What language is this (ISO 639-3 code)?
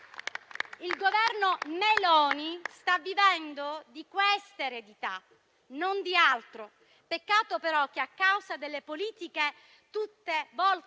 ita